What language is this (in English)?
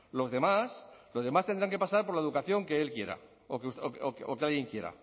Spanish